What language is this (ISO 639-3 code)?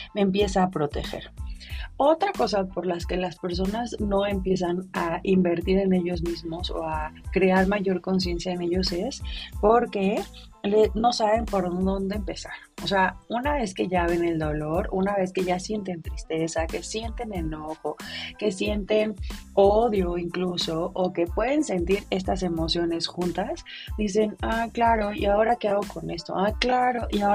spa